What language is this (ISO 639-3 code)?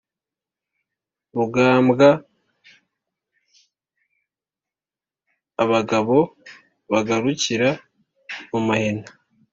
kin